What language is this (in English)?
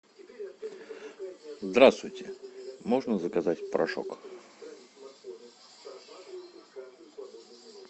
Russian